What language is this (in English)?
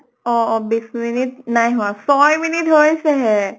Assamese